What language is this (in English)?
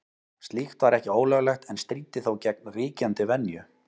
Icelandic